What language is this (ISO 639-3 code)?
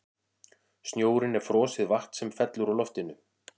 isl